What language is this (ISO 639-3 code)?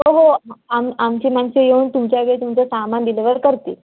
mar